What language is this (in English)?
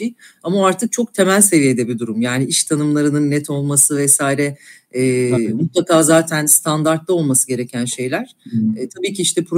Turkish